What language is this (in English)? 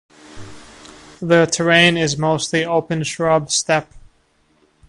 English